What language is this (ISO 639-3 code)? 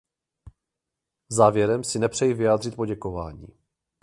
ces